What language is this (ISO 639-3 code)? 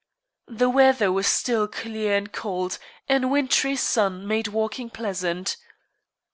eng